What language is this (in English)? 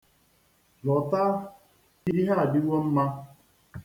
Igbo